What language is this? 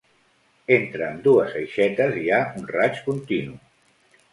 Catalan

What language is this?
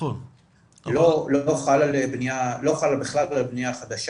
Hebrew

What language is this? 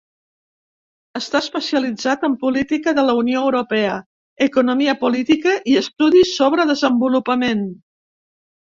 Catalan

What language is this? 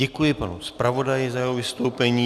Czech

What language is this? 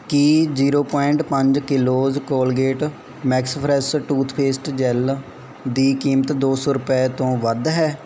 Punjabi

